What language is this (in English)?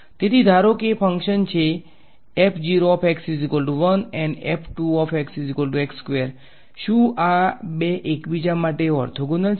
Gujarati